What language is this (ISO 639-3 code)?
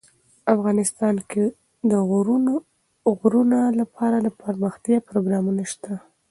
pus